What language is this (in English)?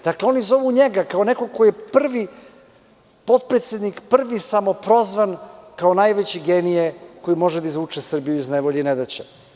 Serbian